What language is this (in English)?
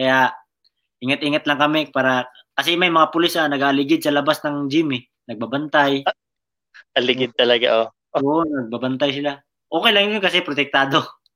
Filipino